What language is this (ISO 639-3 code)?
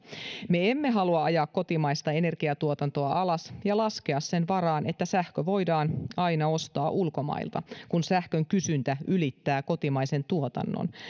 fin